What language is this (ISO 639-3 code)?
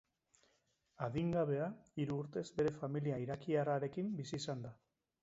eus